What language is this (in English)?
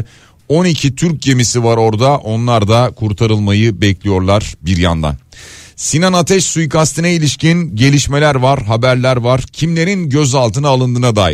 Turkish